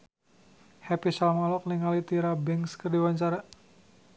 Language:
Sundanese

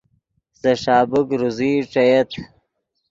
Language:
Yidgha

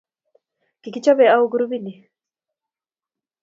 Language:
Kalenjin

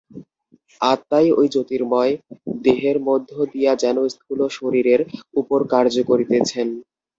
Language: Bangla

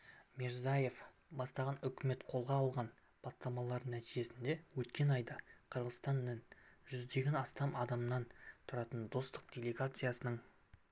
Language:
Kazakh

